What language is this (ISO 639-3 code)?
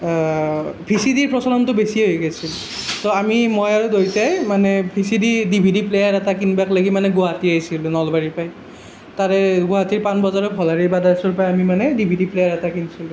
asm